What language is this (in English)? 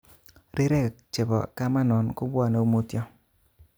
Kalenjin